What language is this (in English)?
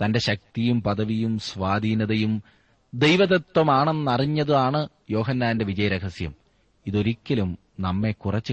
Malayalam